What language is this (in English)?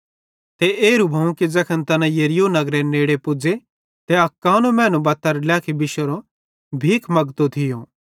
Bhadrawahi